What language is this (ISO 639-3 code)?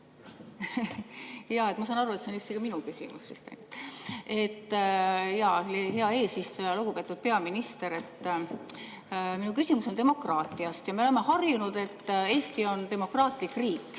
est